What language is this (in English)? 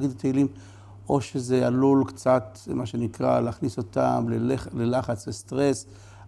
Hebrew